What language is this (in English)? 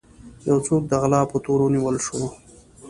Pashto